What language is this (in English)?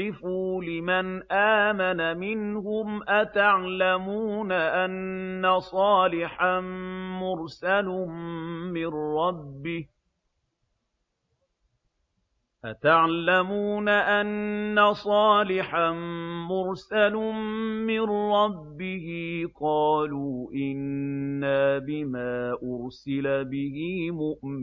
Arabic